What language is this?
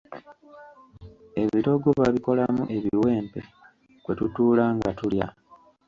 Ganda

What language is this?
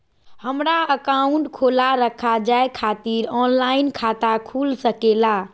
Magahi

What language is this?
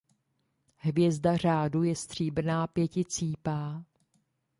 Czech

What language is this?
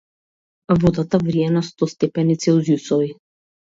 Macedonian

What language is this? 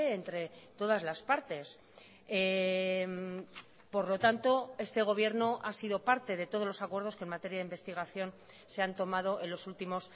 Spanish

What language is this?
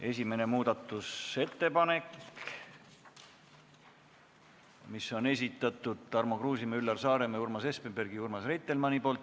Estonian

